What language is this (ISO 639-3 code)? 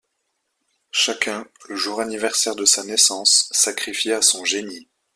fra